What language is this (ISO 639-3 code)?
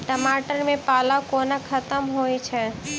mai